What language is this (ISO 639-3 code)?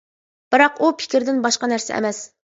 uig